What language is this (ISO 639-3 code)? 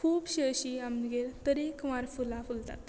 kok